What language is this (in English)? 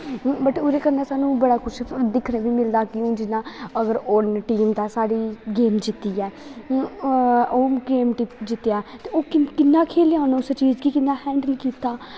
Dogri